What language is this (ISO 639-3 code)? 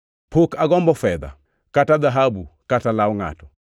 luo